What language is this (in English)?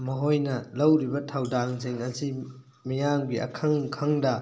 Manipuri